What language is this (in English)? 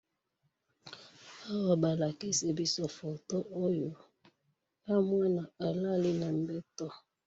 Lingala